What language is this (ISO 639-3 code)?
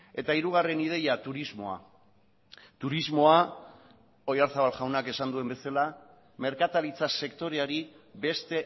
eus